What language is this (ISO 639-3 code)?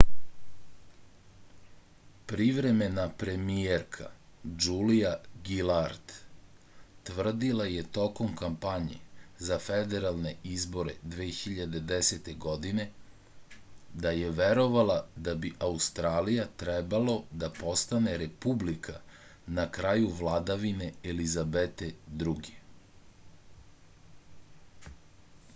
srp